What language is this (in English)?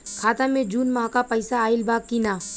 Bhojpuri